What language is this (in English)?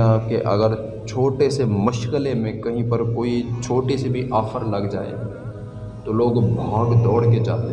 Urdu